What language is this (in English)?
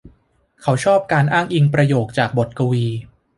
Thai